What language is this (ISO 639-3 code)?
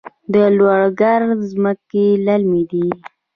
pus